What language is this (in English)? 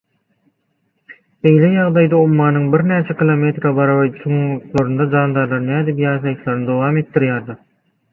Turkmen